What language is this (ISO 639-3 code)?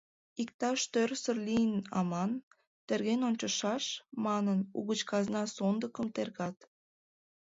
chm